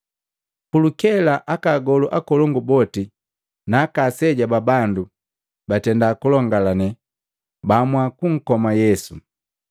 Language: Matengo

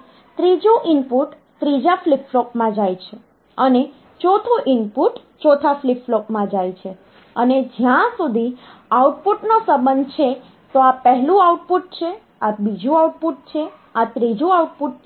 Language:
Gujarati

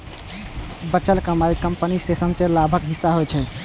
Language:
Maithili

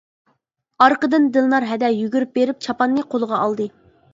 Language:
Uyghur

